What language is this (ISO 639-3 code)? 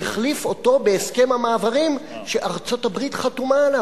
heb